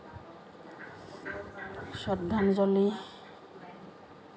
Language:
Assamese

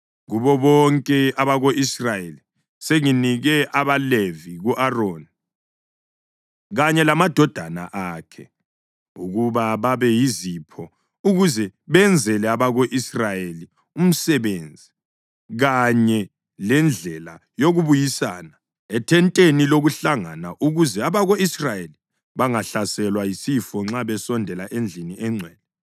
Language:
North Ndebele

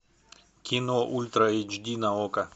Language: Russian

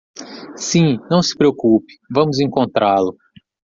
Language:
Portuguese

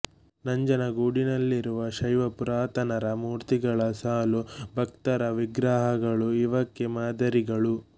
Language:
Kannada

